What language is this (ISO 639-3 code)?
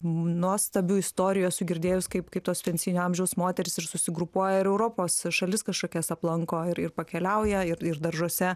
lit